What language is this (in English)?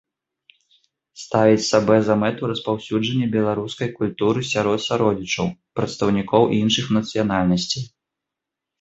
Belarusian